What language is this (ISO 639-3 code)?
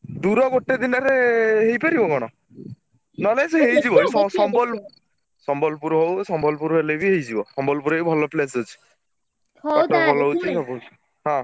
ori